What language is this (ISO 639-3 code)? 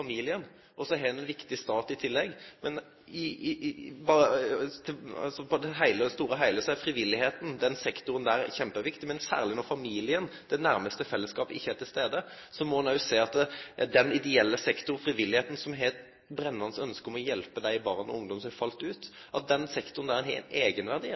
nno